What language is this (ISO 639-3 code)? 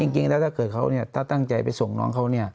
tha